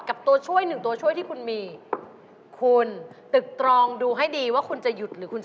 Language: Thai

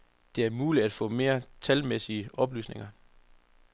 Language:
Danish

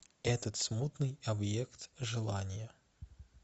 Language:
Russian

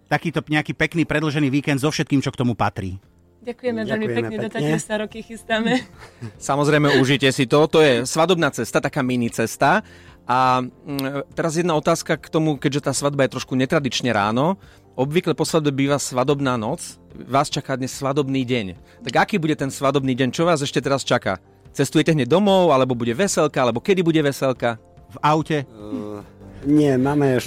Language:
Slovak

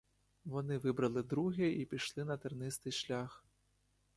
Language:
Ukrainian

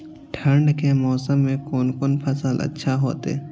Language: Maithili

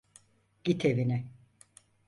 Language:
Turkish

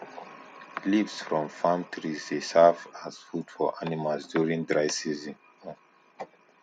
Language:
Nigerian Pidgin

